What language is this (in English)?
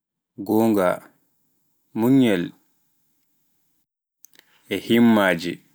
Pular